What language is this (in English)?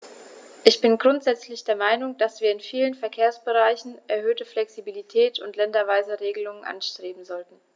German